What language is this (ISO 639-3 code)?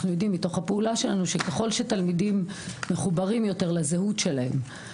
heb